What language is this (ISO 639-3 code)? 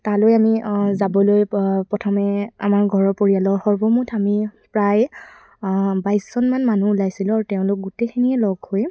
asm